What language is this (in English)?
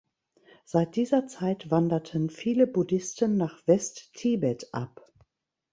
German